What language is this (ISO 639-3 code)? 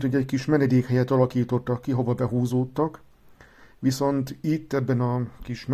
hun